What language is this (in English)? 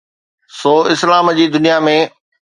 Sindhi